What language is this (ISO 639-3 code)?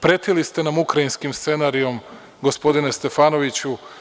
srp